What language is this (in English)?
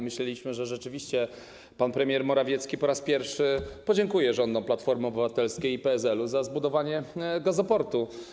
Polish